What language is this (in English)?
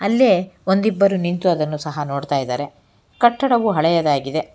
Kannada